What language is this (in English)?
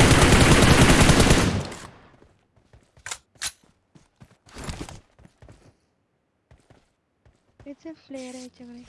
English